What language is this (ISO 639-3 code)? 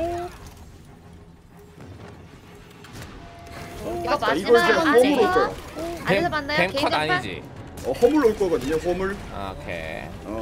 kor